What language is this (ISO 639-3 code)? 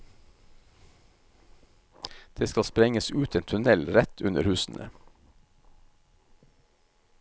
nor